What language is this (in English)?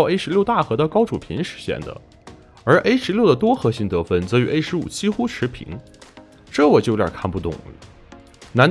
Chinese